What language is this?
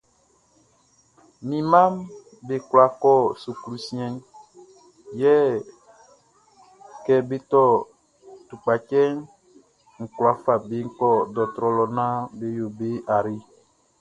Baoulé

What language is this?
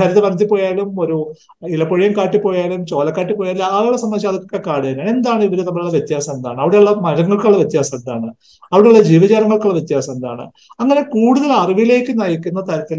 Malayalam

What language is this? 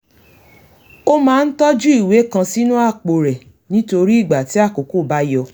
Yoruba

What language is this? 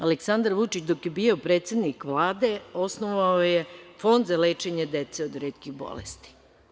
Serbian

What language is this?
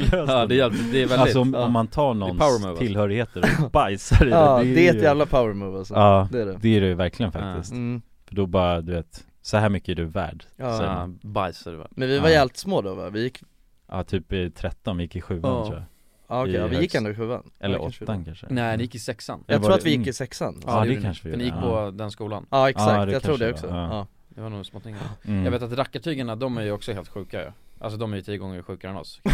Swedish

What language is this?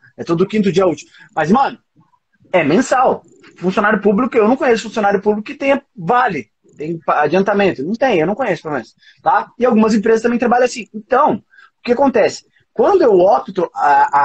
Portuguese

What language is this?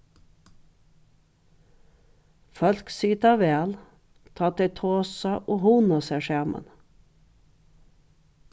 Faroese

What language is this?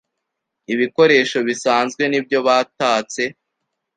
Kinyarwanda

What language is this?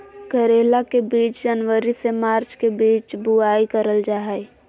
Magahi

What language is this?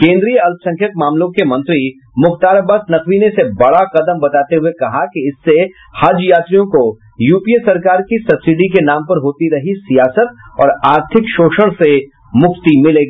Hindi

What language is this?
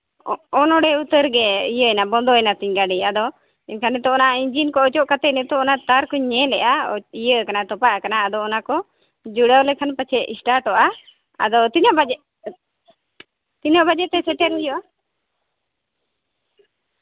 Santali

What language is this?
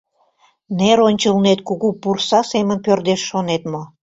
Mari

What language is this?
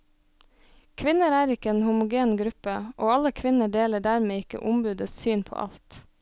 Norwegian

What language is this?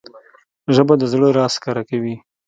Pashto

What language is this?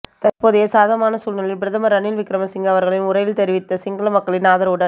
Tamil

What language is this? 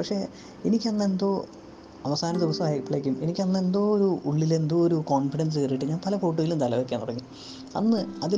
Malayalam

